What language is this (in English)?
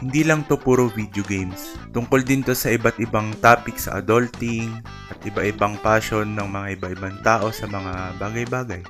Filipino